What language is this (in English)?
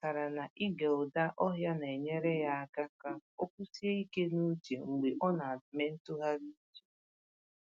Igbo